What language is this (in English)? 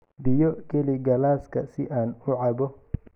Somali